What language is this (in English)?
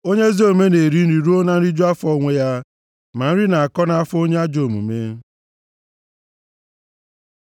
Igbo